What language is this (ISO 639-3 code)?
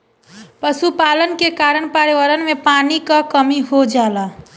bho